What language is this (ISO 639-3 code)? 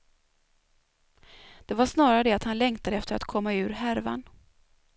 swe